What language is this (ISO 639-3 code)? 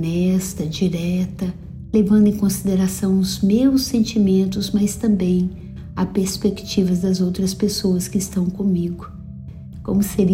por